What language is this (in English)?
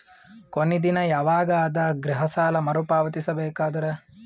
Kannada